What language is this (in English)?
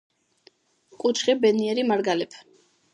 Georgian